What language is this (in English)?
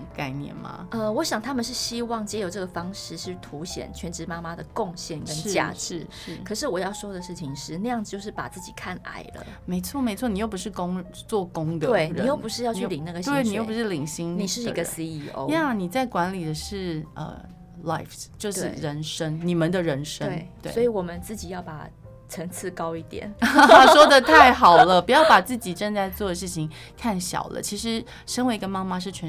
Chinese